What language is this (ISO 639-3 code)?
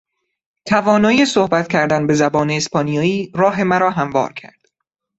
fas